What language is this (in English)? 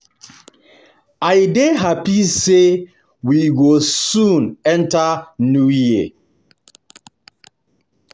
Nigerian Pidgin